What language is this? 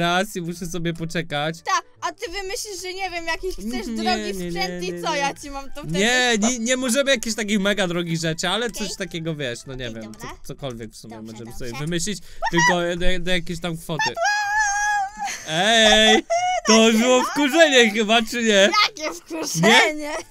Polish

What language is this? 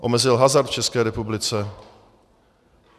Czech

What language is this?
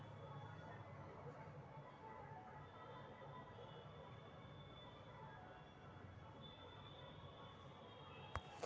Magahi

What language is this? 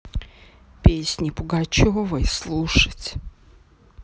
Russian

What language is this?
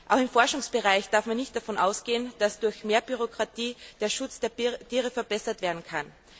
German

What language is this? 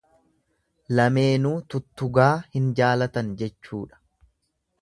Oromo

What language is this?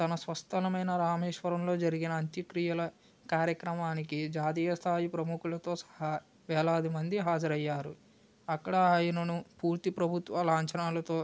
Telugu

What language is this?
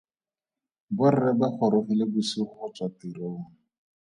Tswana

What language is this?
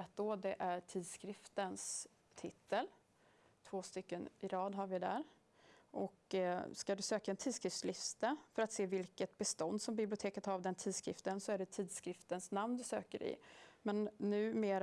Swedish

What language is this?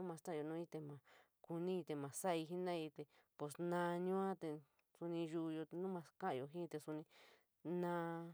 San Miguel El Grande Mixtec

